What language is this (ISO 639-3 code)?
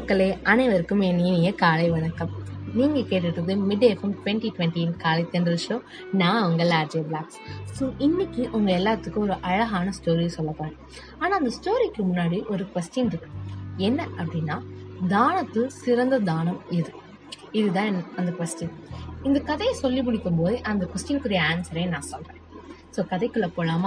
tam